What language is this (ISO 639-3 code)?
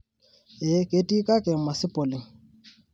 mas